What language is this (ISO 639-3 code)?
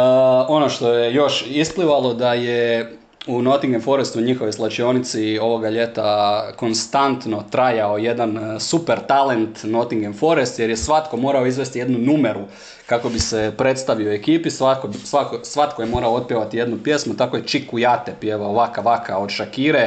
hrv